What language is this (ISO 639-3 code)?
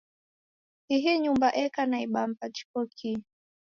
dav